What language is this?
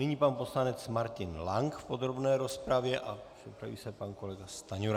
Czech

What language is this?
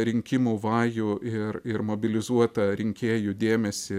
Lithuanian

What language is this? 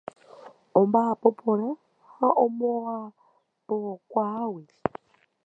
Guarani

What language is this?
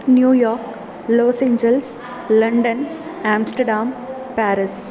Sanskrit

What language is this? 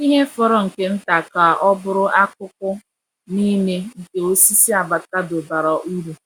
Igbo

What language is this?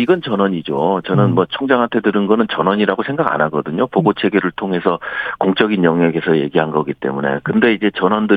Korean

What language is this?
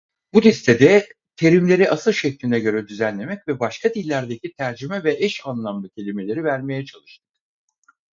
Turkish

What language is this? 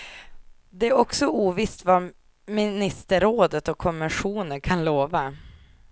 Swedish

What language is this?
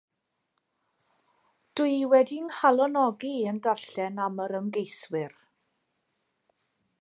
Welsh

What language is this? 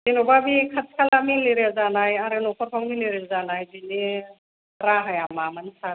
Bodo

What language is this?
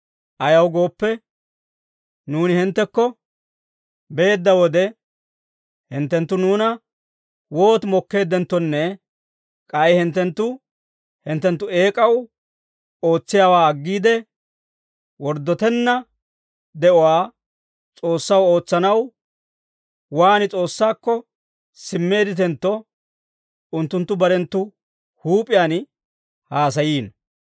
Dawro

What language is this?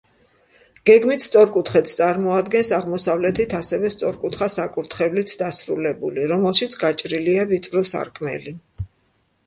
Georgian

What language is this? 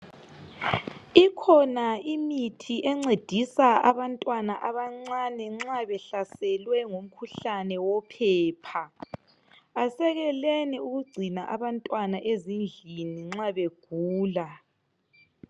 North Ndebele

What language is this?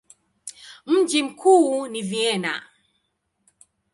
Swahili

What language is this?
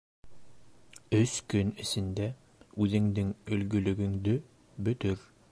Bashkir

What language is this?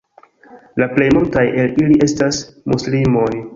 Esperanto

